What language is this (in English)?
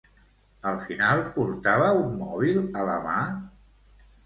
Catalan